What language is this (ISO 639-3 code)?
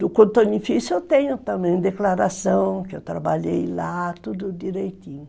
por